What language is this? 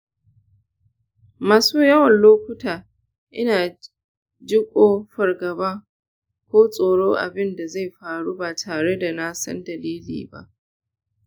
Hausa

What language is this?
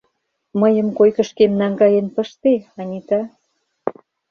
Mari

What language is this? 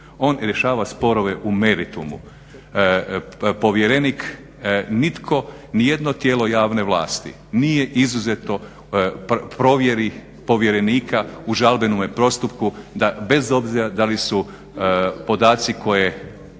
Croatian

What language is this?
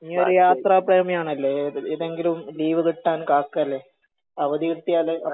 Malayalam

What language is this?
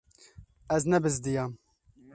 Kurdish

